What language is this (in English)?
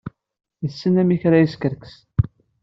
Kabyle